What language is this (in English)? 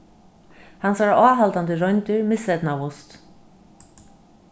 Faroese